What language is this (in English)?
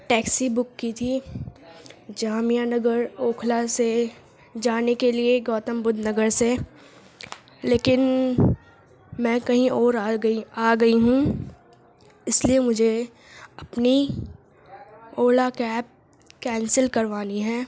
Urdu